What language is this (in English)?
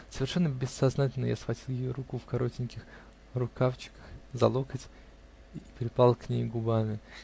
Russian